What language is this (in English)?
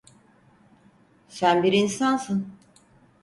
Turkish